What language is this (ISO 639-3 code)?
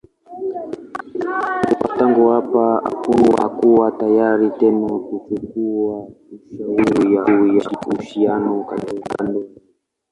swa